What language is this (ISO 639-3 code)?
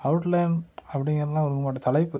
tam